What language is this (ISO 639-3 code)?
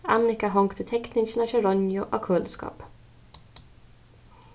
fao